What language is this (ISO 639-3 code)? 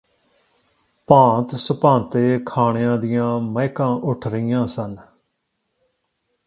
pan